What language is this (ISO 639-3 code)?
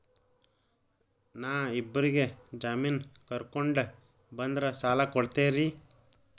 kan